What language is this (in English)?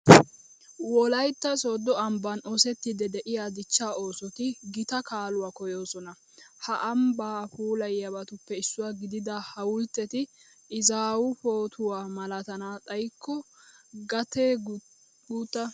Wolaytta